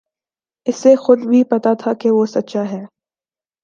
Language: Urdu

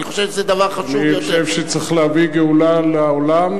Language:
Hebrew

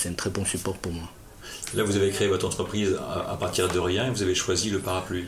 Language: French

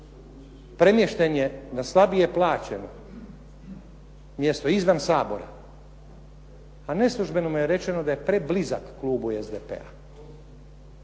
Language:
Croatian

